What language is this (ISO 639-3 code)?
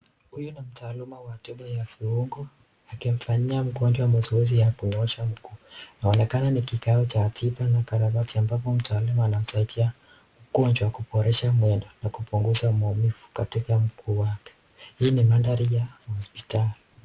swa